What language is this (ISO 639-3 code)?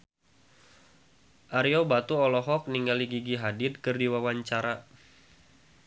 sun